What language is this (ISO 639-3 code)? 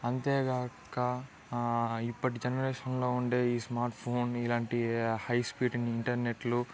tel